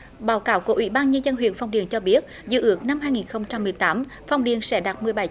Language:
Vietnamese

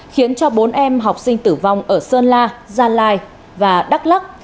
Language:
Vietnamese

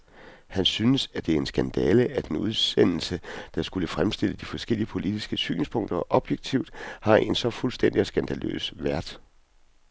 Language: Danish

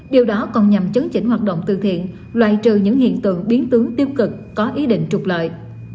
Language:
Vietnamese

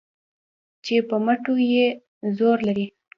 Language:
Pashto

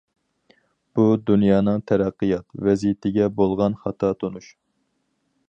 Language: Uyghur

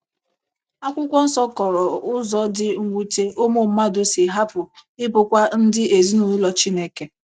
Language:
Igbo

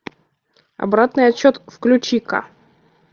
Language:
Russian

